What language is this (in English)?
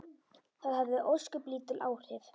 Icelandic